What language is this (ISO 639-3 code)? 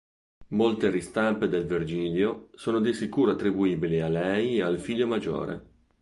ita